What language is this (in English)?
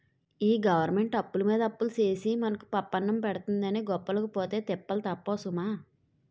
Telugu